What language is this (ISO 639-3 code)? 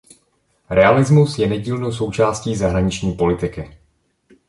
ces